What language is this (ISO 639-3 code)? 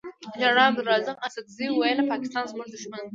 pus